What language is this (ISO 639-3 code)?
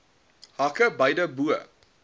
afr